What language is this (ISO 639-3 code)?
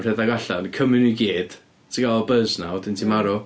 cym